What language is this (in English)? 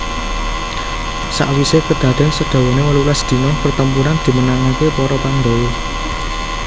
Javanese